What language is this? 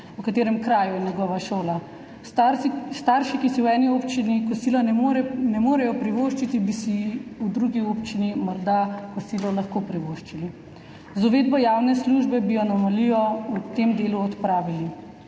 Slovenian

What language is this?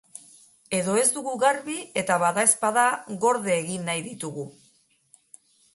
Basque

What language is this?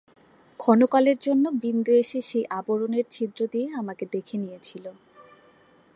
Bangla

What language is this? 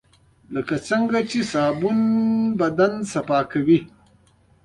Pashto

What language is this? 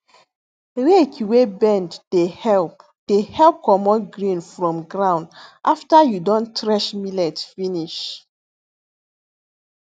Nigerian Pidgin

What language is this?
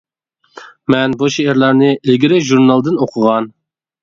Uyghur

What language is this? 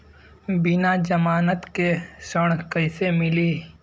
Bhojpuri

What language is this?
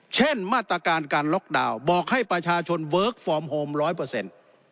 Thai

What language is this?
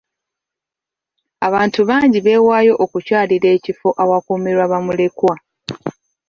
Ganda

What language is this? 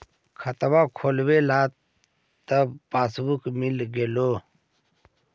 Magahi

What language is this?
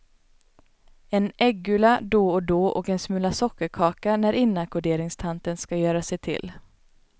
Swedish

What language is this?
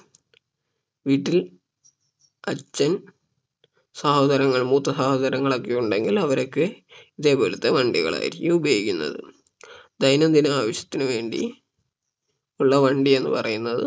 Malayalam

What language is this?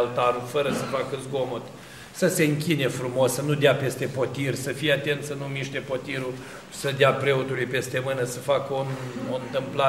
Romanian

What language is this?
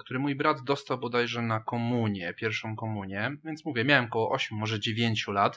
Polish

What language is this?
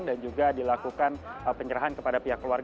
Indonesian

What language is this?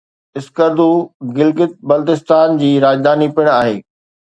Sindhi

